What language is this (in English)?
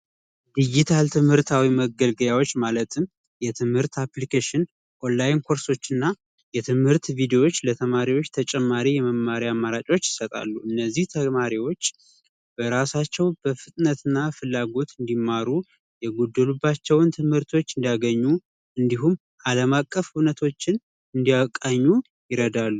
Amharic